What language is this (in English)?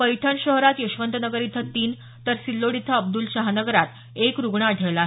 Marathi